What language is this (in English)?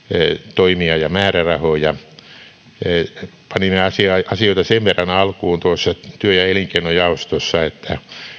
Finnish